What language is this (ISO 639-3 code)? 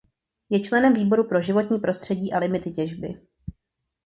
ces